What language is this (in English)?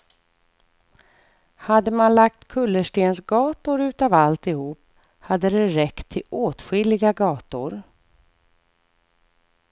Swedish